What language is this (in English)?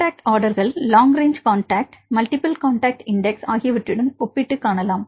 Tamil